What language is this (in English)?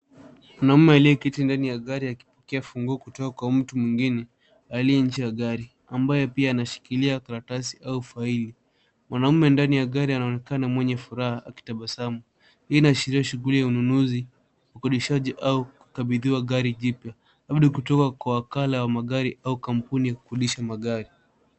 Swahili